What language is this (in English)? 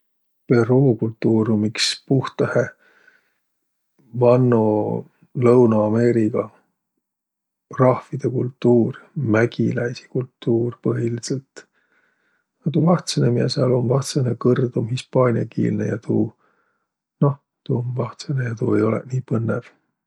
Võro